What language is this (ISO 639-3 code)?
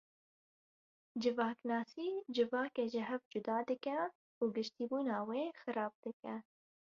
kur